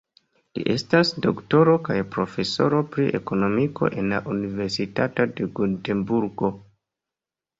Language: Esperanto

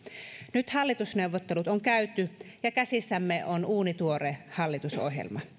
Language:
Finnish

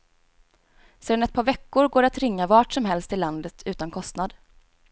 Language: Swedish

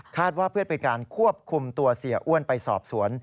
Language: Thai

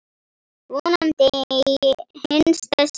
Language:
Icelandic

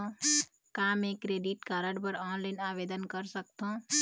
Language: Chhattisgarhi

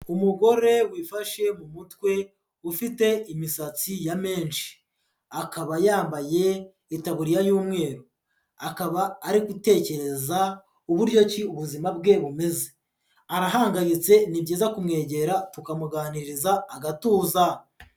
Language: Kinyarwanda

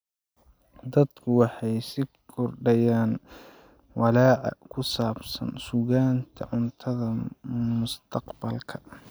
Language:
Somali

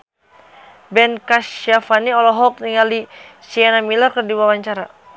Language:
Sundanese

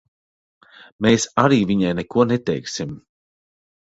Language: Latvian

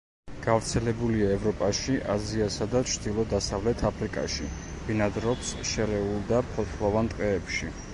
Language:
Georgian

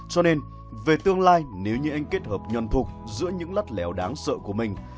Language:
Vietnamese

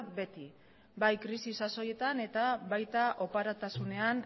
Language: Basque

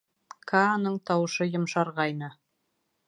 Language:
Bashkir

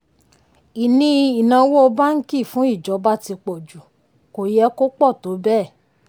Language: Yoruba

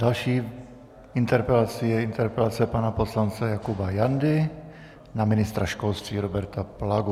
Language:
Czech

